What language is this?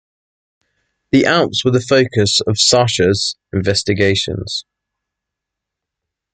English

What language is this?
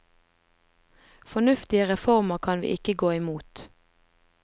Norwegian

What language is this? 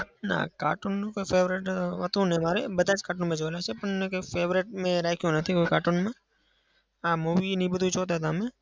Gujarati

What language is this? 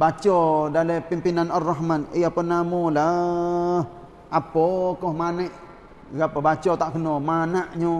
Malay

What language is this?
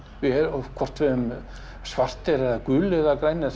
Icelandic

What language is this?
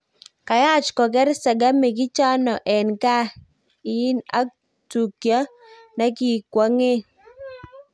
Kalenjin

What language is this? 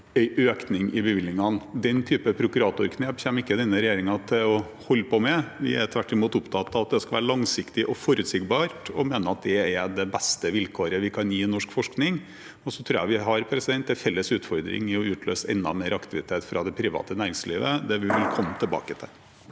Norwegian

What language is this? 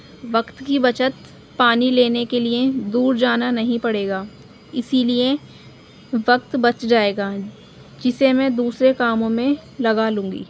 Urdu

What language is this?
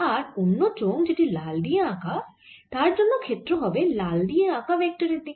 Bangla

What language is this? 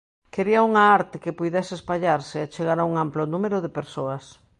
Galician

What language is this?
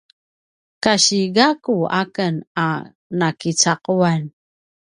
Paiwan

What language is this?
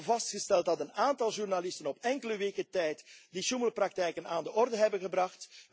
Dutch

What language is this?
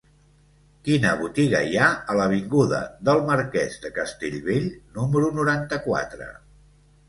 Catalan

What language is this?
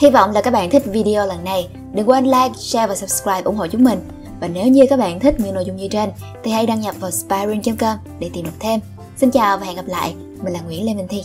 Vietnamese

